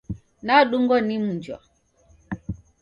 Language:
Taita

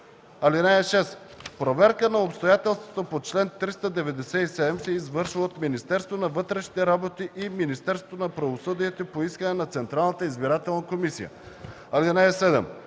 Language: Bulgarian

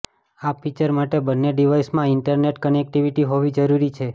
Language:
Gujarati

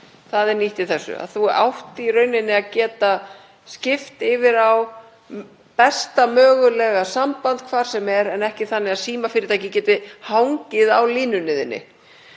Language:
Icelandic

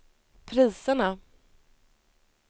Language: Swedish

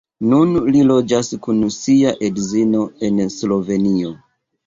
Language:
Esperanto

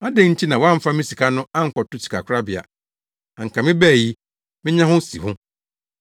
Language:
Akan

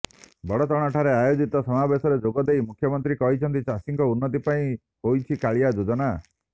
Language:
Odia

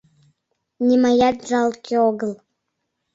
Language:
Mari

